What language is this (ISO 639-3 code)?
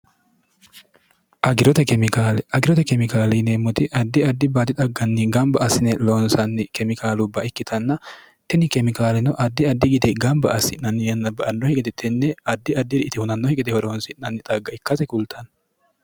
sid